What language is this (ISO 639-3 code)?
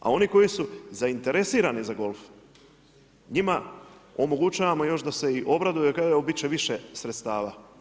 hrv